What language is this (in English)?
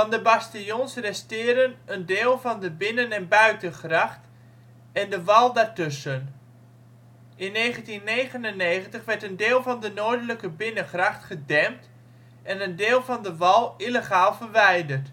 Dutch